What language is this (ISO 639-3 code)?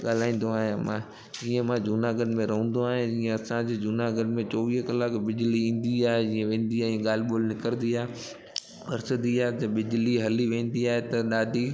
snd